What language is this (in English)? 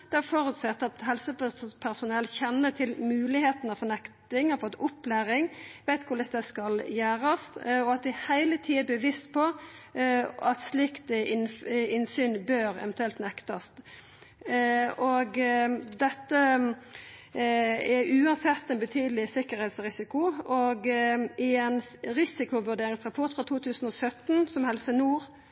Norwegian Nynorsk